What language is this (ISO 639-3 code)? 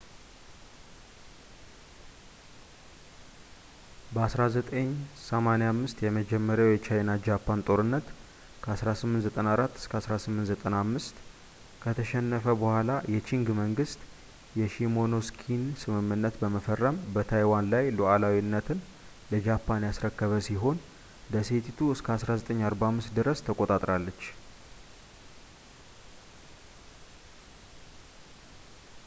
amh